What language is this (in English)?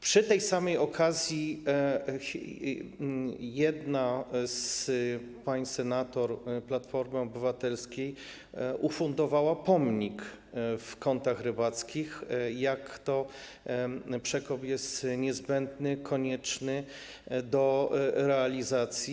Polish